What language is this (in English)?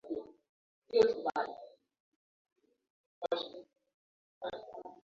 Swahili